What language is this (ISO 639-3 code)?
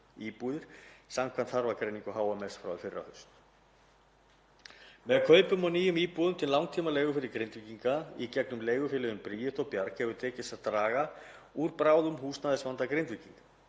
isl